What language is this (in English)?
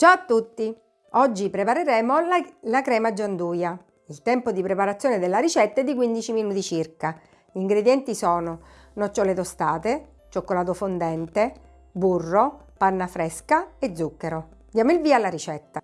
Italian